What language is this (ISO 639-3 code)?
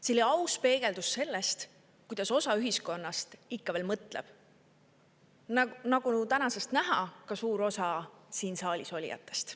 est